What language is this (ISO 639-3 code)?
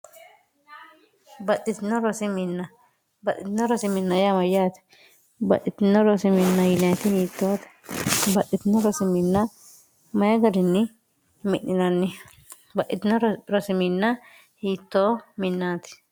sid